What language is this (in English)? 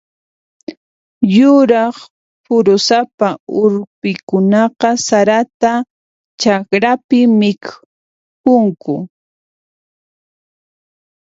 Puno Quechua